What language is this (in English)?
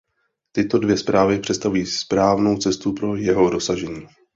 Czech